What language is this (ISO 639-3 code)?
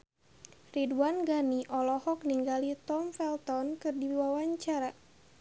sun